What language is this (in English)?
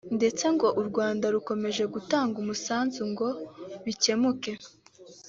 Kinyarwanda